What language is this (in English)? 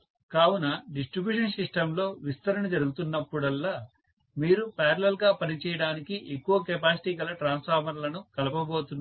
Telugu